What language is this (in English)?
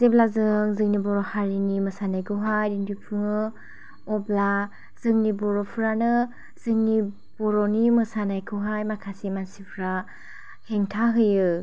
Bodo